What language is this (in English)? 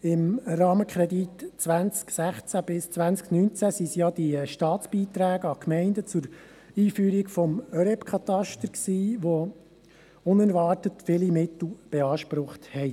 Swiss German